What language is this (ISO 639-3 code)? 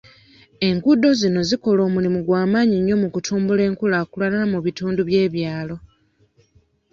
lug